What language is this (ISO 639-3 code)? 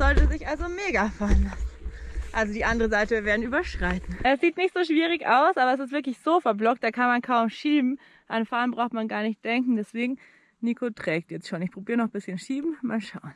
deu